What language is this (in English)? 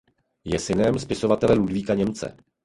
Czech